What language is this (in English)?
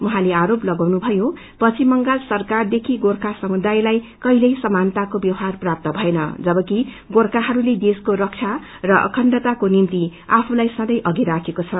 Nepali